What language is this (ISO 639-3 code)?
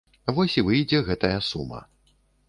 bel